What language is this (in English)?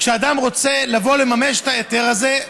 Hebrew